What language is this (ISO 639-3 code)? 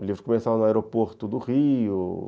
por